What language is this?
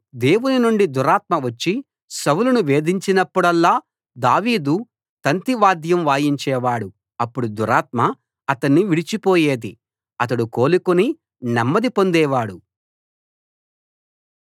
Telugu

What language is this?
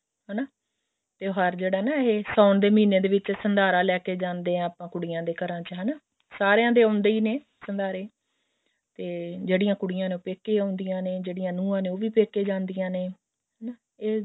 Punjabi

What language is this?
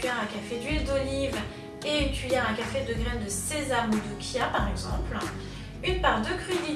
French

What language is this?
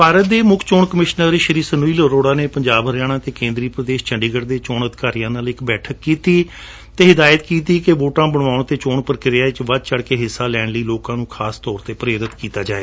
Punjabi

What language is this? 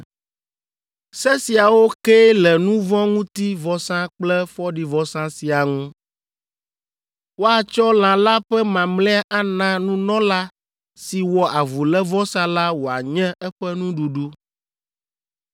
Ewe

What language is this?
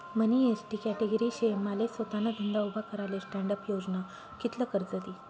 Marathi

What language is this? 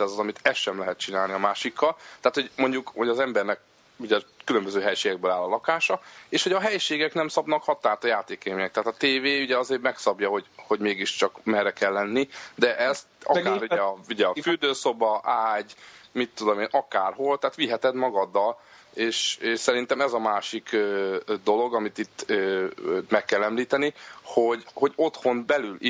Hungarian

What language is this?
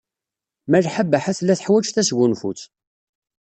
Kabyle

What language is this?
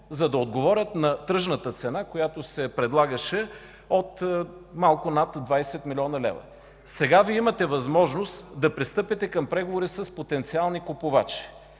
Bulgarian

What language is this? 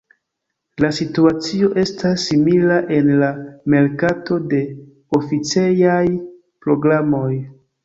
Esperanto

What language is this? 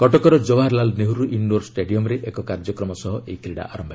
Odia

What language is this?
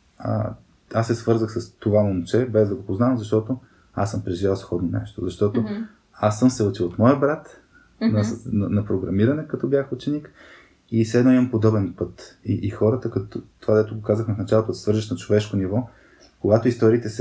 Bulgarian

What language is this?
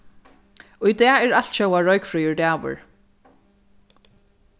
Faroese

